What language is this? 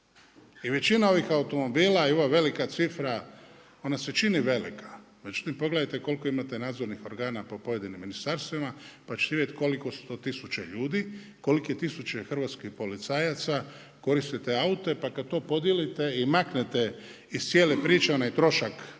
Croatian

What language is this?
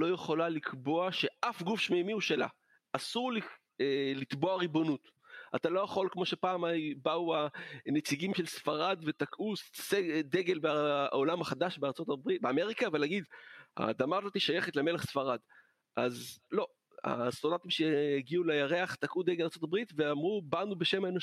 Hebrew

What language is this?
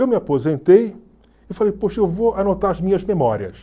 Portuguese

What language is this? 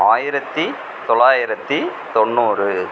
Tamil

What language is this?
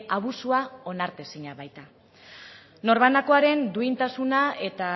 Basque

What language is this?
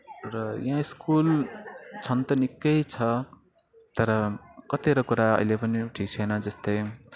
Nepali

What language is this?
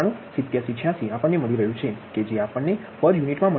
Gujarati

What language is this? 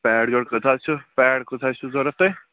Kashmiri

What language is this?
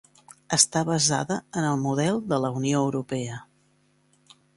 Catalan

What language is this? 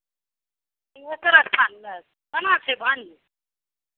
Maithili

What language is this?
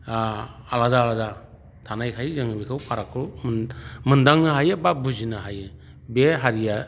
Bodo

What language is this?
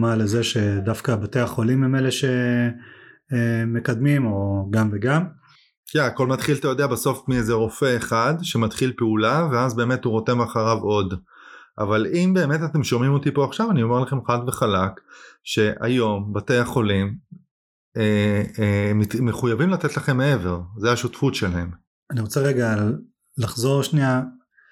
Hebrew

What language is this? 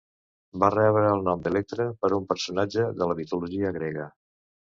Catalan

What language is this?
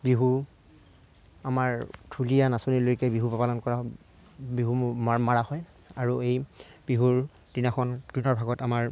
Assamese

